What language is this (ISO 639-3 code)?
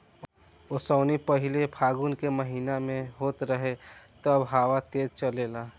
bho